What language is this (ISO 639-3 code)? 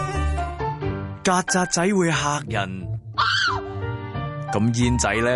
zho